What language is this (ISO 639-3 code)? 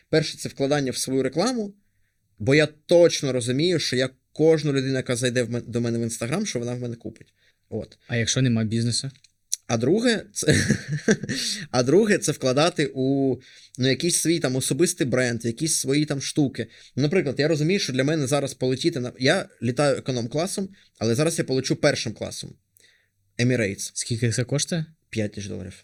ukr